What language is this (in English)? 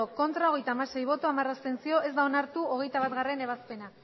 Basque